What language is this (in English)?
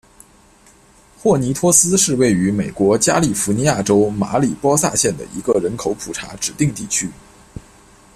Chinese